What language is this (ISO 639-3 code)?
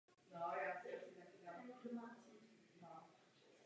ces